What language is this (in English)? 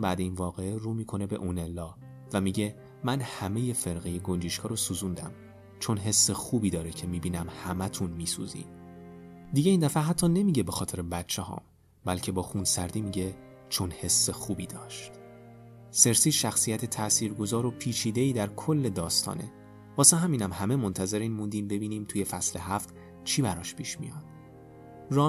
Persian